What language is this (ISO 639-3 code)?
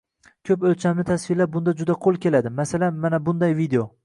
uzb